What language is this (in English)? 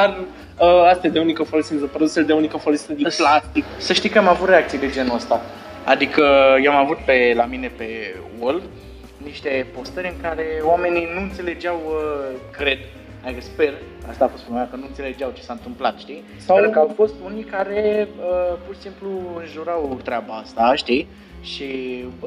Romanian